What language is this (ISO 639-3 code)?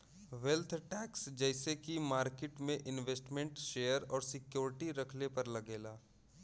bho